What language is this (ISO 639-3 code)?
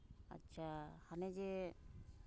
sat